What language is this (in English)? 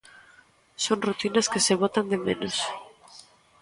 Galician